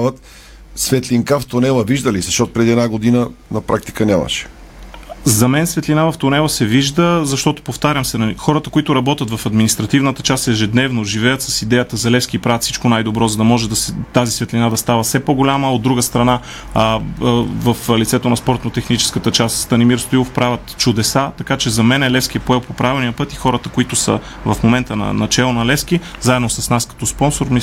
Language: Bulgarian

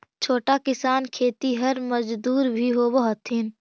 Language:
Magahi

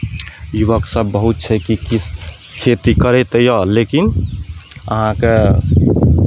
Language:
Maithili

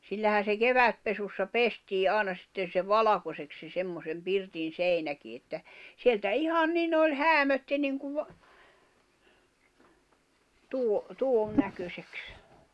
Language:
Finnish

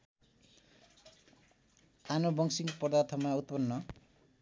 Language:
Nepali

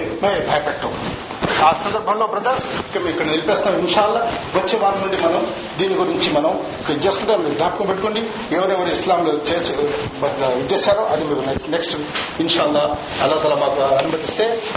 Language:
Telugu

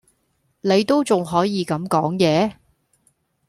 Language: Cantonese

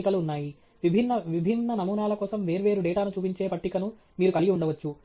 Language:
Telugu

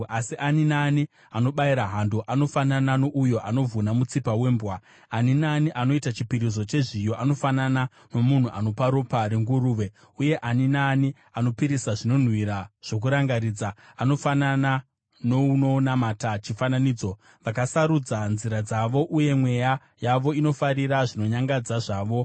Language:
Shona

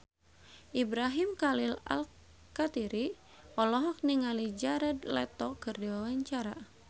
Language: Sundanese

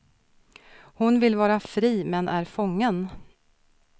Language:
Swedish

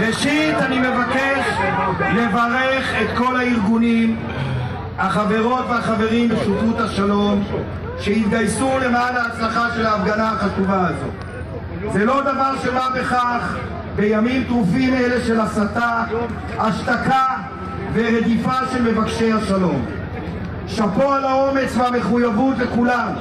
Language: Hebrew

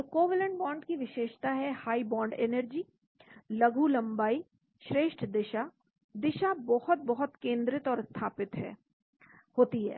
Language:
Hindi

